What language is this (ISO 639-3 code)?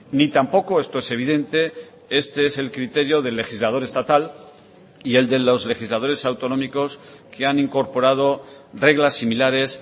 spa